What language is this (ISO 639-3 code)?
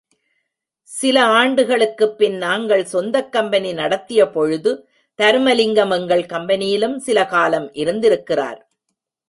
tam